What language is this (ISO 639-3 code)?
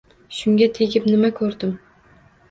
uzb